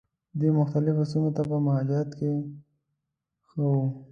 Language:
Pashto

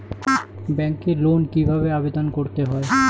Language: Bangla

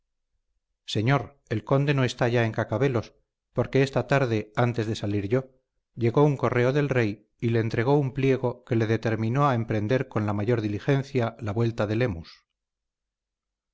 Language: Spanish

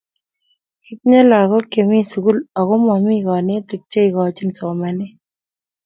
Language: Kalenjin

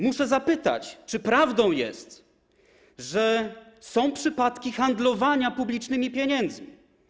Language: Polish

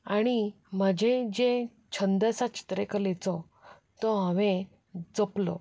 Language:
Konkani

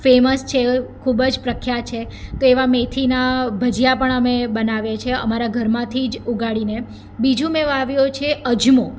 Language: Gujarati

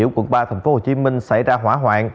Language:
Vietnamese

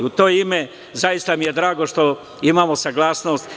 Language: Serbian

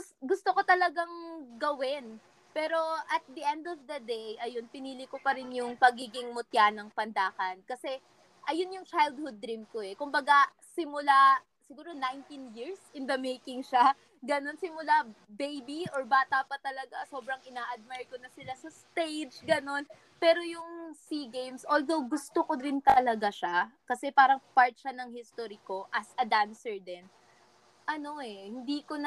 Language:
Filipino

